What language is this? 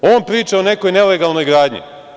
Serbian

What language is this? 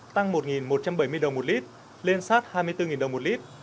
Vietnamese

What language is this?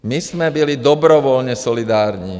Czech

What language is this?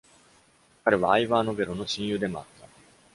Japanese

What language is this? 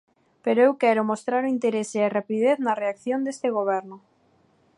Galician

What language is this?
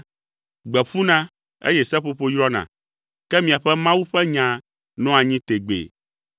Ewe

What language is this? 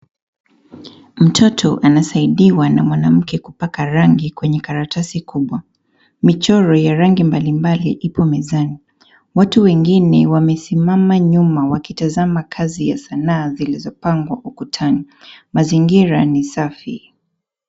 Swahili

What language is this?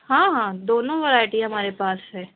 Urdu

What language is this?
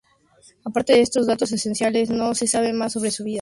Spanish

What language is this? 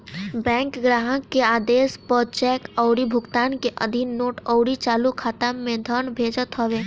Bhojpuri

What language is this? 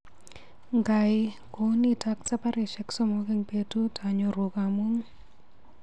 Kalenjin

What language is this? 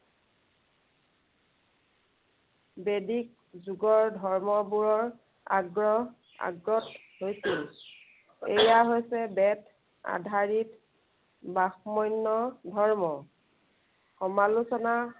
Assamese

